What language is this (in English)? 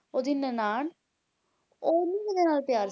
Punjabi